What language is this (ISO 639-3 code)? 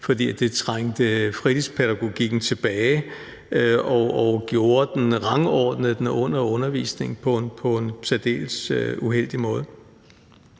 dan